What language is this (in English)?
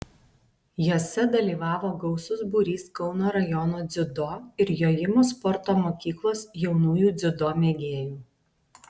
Lithuanian